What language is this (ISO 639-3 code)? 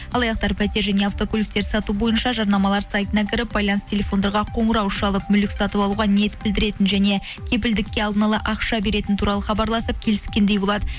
kaz